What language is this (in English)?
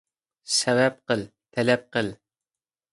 Uyghur